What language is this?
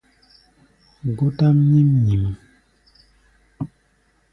Gbaya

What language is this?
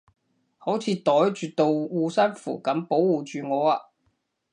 Cantonese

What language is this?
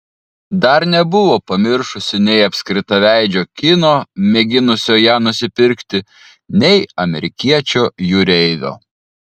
Lithuanian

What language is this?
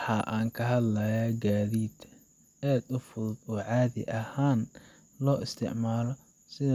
Somali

